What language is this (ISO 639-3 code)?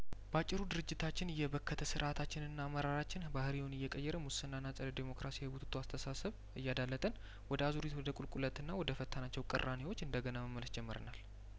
amh